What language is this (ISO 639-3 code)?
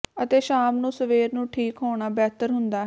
pan